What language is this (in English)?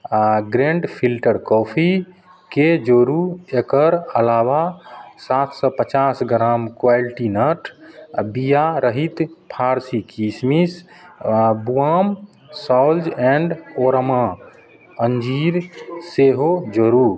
Maithili